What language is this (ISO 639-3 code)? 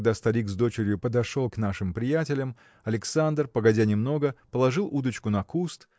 rus